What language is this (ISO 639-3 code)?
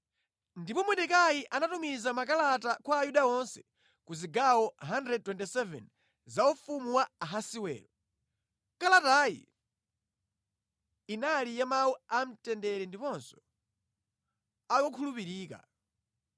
nya